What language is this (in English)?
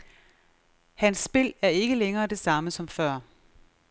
Danish